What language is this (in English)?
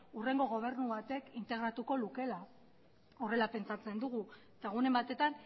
Basque